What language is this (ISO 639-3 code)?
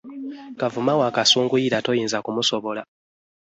lug